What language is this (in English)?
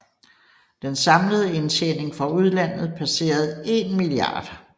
Danish